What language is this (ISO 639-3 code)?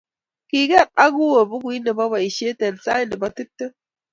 kln